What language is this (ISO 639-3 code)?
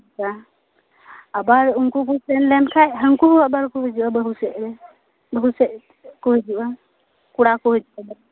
sat